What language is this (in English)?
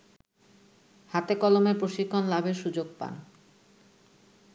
Bangla